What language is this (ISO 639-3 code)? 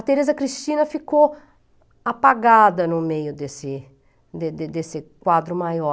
por